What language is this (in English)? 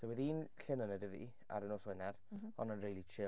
Welsh